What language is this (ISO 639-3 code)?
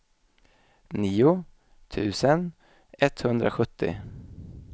swe